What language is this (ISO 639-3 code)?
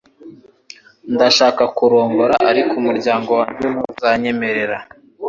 kin